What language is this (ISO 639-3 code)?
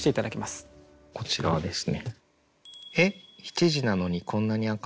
jpn